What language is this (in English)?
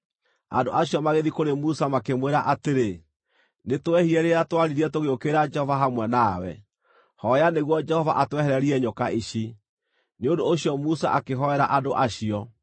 Kikuyu